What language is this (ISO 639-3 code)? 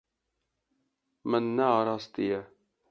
kur